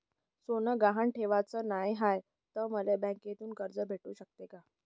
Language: Marathi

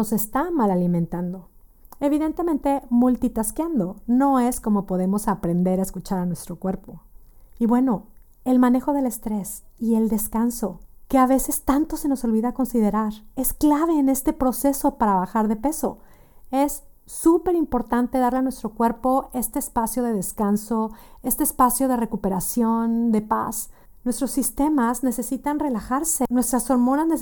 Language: Spanish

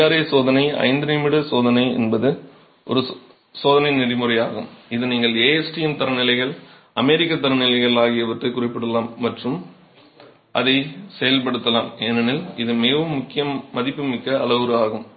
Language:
Tamil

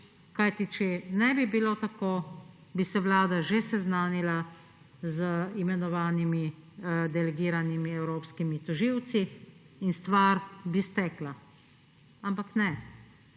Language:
Slovenian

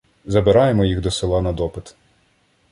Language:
Ukrainian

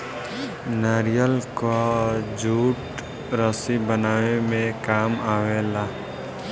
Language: Bhojpuri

